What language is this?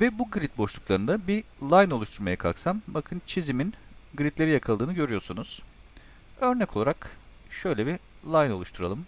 Turkish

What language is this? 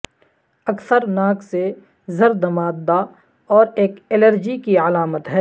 Urdu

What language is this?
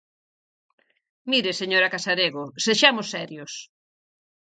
Galician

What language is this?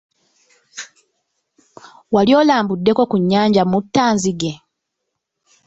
Ganda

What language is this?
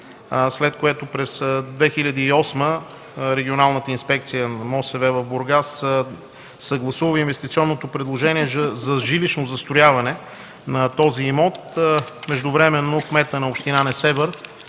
Bulgarian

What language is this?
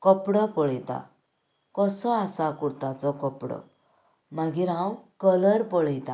Konkani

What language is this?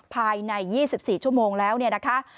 Thai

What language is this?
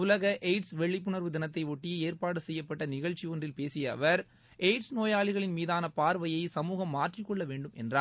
Tamil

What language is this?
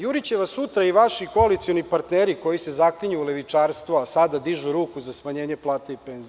Serbian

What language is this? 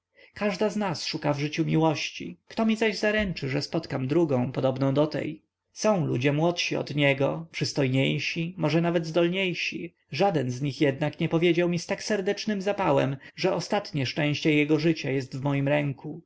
Polish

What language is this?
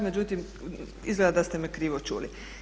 Croatian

